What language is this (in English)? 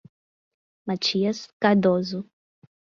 Portuguese